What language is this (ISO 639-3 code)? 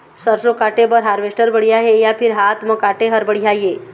hne